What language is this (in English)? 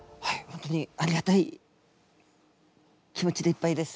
Japanese